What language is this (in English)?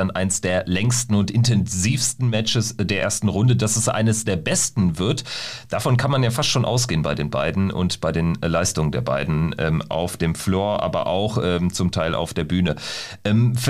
German